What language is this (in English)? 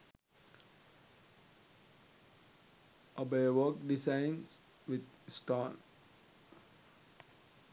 Sinhala